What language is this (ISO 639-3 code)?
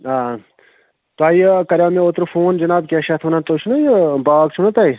kas